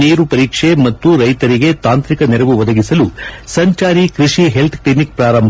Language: Kannada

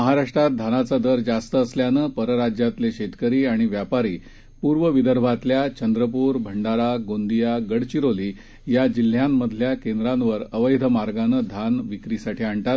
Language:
Marathi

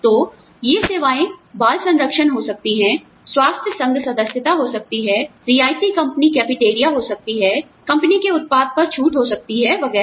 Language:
Hindi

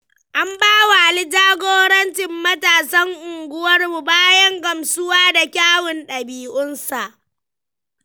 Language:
Hausa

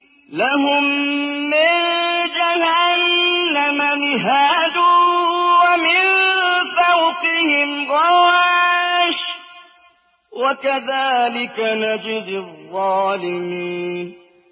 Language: Arabic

